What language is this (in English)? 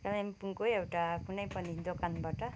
Nepali